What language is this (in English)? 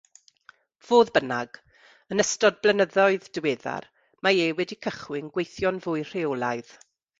Welsh